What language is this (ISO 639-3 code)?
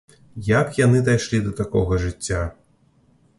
bel